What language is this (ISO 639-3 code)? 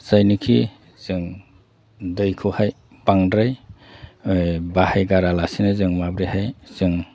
brx